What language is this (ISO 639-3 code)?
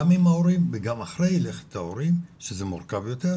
heb